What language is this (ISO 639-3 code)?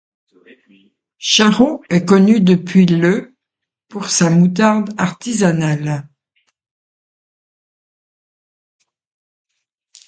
fra